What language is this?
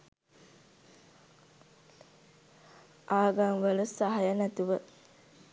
Sinhala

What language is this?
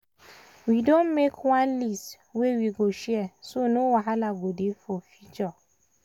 Nigerian Pidgin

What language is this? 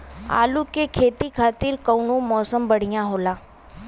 Bhojpuri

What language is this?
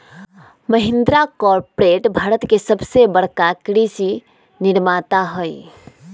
Magahi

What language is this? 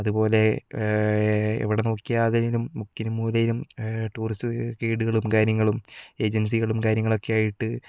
Malayalam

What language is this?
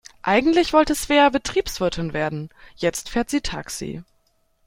German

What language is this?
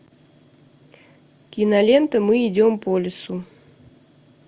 Russian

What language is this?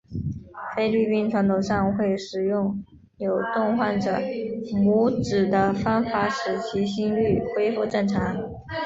Chinese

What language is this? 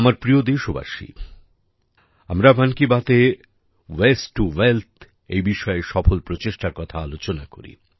Bangla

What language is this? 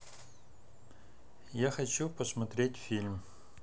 Russian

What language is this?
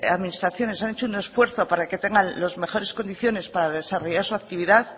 Spanish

